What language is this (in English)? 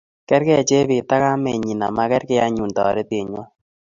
Kalenjin